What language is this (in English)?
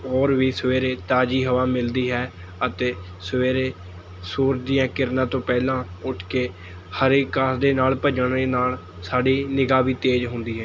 Punjabi